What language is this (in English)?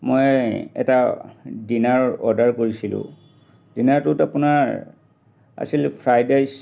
Assamese